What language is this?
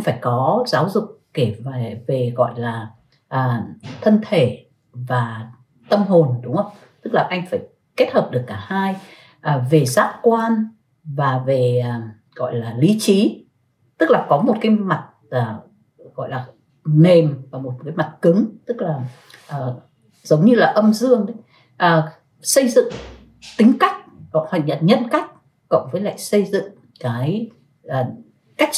Vietnamese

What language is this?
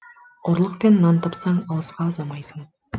Kazakh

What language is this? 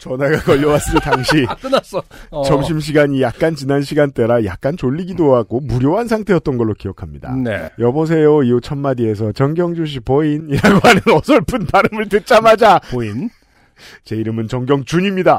Korean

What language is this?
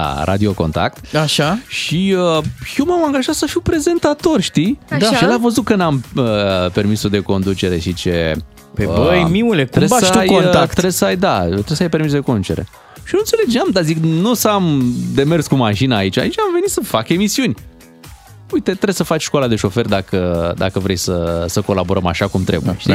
Romanian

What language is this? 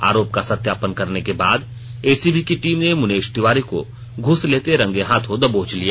Hindi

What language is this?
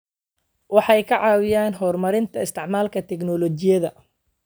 Somali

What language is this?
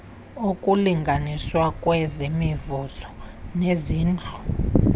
Xhosa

